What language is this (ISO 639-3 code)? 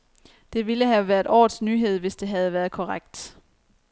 dan